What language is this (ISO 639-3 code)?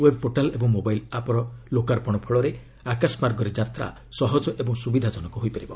ori